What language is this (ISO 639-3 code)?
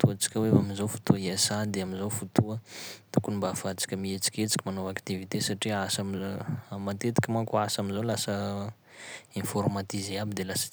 skg